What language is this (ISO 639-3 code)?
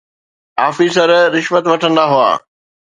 snd